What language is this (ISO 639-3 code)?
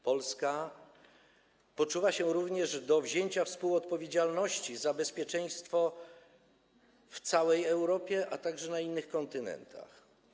pol